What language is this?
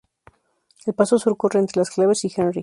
Spanish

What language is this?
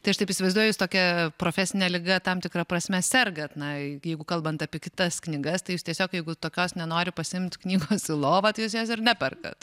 Lithuanian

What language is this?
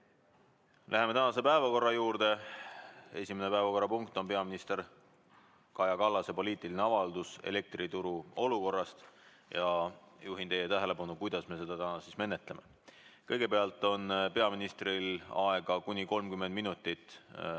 Estonian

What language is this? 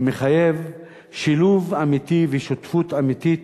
Hebrew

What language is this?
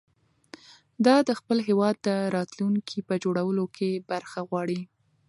Pashto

